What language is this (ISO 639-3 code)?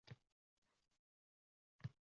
uzb